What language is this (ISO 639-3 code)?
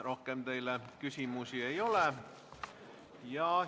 est